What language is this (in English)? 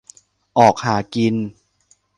Thai